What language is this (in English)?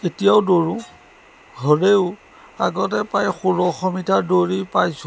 Assamese